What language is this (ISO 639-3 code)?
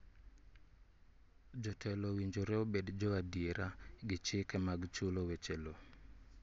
luo